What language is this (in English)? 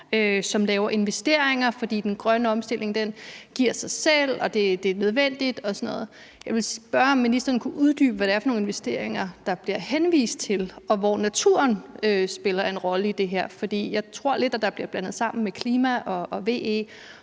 Danish